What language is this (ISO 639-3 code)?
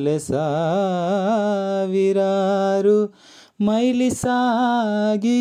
kan